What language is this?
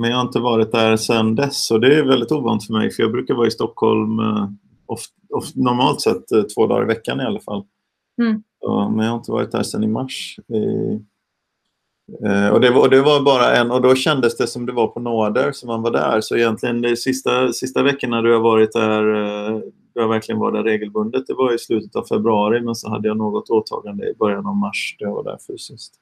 Swedish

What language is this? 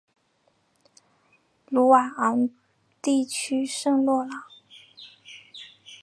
Chinese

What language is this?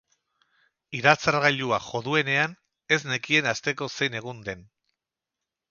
Basque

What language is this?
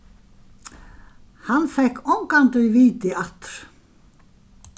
Faroese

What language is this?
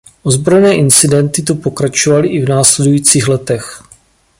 Czech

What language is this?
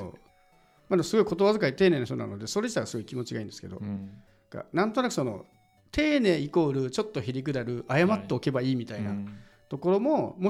Japanese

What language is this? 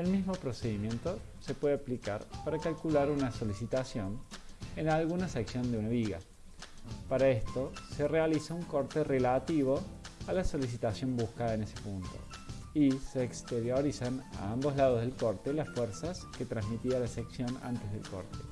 Spanish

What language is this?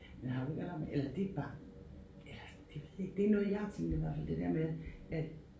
Danish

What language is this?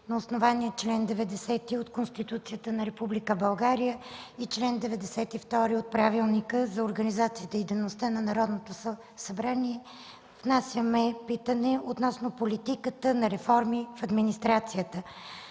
Bulgarian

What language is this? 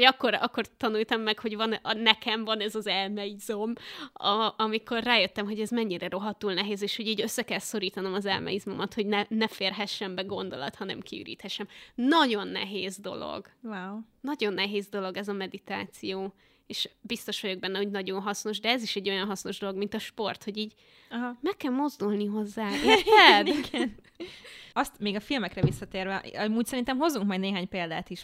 Hungarian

